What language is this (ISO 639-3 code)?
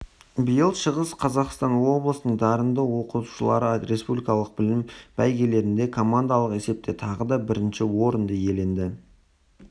kaz